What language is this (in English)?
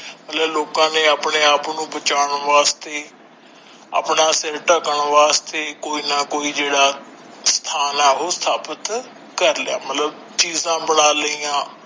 Punjabi